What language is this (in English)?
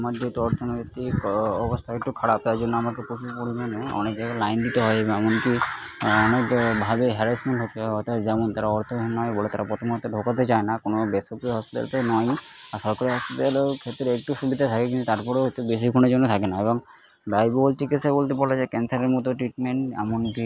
Bangla